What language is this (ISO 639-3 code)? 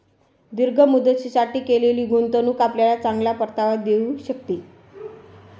mar